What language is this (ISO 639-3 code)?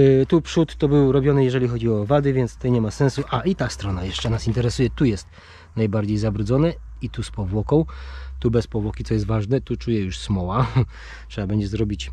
pol